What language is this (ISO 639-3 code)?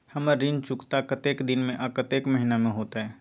mai